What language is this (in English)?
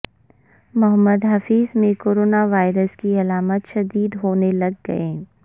Urdu